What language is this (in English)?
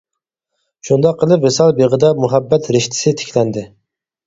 Uyghur